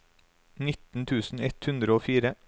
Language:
Norwegian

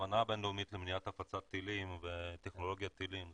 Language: Hebrew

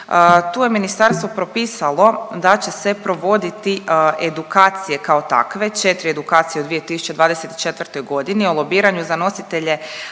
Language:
Croatian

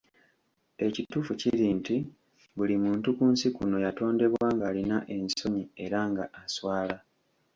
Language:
Ganda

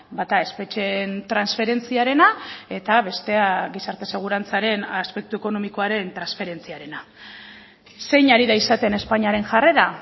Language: Basque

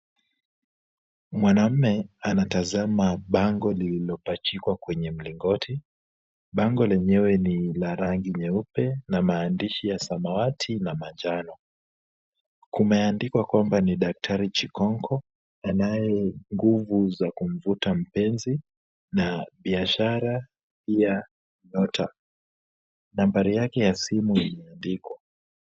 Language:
Swahili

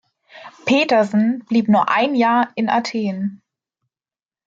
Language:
German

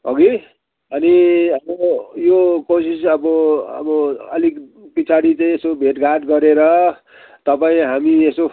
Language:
Nepali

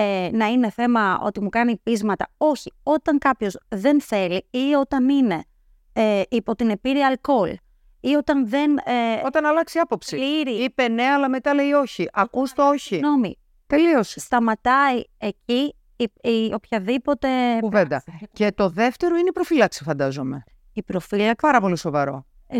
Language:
Greek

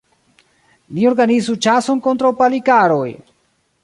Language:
Esperanto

